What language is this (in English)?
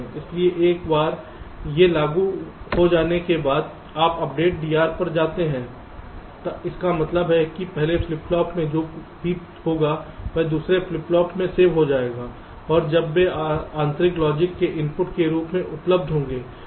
Hindi